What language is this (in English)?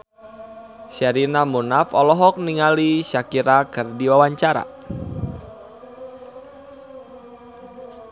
Sundanese